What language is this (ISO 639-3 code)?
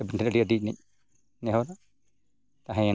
sat